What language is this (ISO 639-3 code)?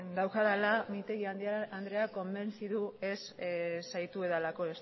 eus